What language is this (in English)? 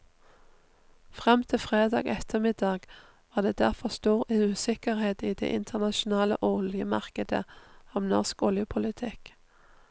Norwegian